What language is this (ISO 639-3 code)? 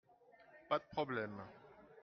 fra